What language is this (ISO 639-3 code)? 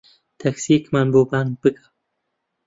ckb